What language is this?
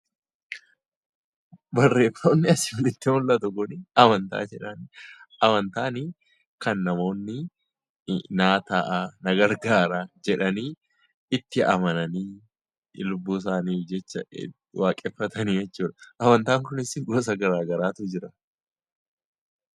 Oromo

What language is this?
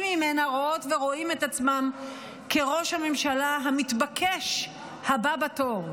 Hebrew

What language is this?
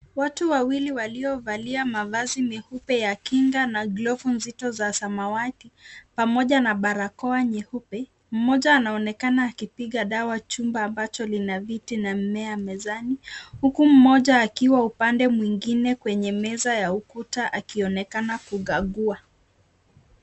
Swahili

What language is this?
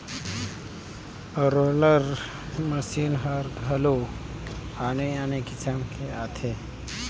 Chhattisgarhi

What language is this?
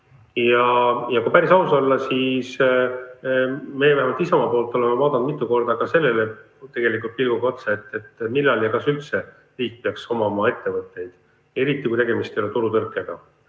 Estonian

